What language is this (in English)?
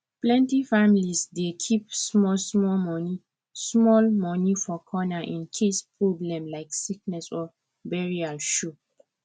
Nigerian Pidgin